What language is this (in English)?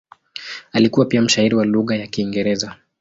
Swahili